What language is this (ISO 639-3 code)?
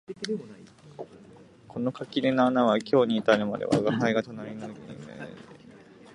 jpn